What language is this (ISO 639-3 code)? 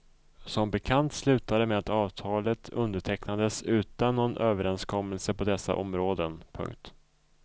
swe